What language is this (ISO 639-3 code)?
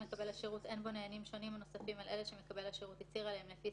heb